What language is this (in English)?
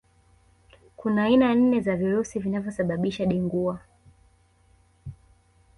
Swahili